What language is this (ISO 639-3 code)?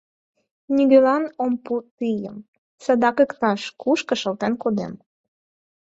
chm